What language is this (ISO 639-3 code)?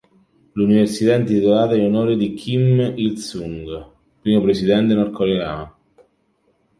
ita